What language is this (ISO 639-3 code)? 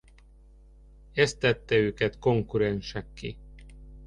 hun